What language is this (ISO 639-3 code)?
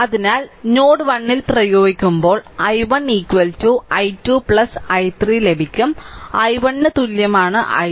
mal